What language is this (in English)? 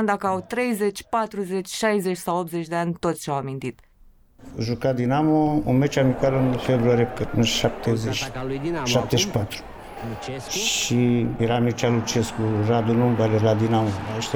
Romanian